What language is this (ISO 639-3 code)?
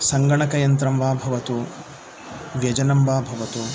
san